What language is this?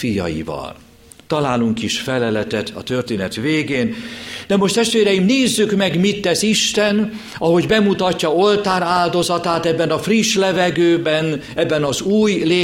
Hungarian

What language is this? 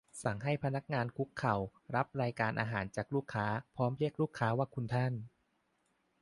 Thai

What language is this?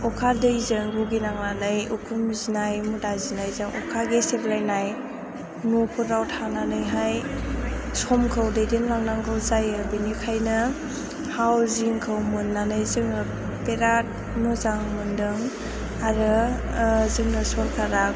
Bodo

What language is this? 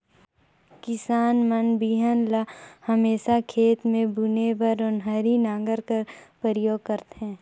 Chhattisgarhi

